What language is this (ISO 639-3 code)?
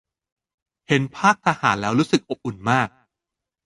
tha